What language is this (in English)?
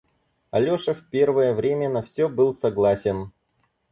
Russian